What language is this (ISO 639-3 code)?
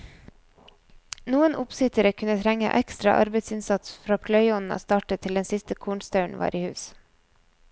nor